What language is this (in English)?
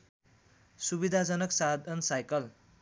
Nepali